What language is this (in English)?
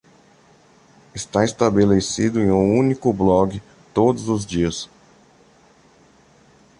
Portuguese